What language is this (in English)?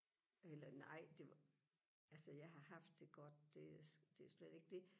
Danish